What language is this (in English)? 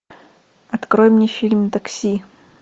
Russian